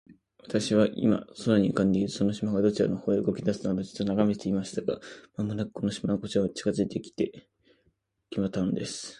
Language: Japanese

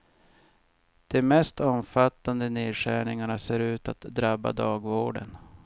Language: Swedish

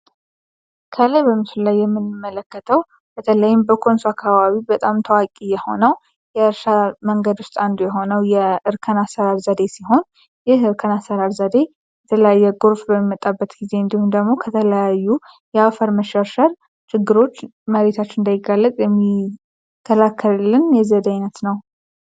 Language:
Amharic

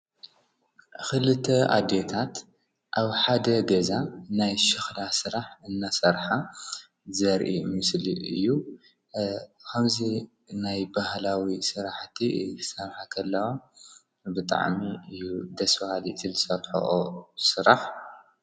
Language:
Tigrinya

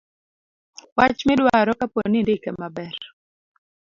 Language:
Luo (Kenya and Tanzania)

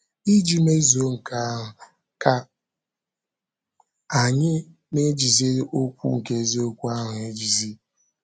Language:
Igbo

